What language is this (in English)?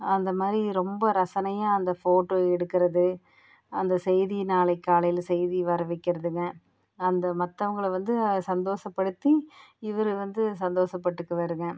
Tamil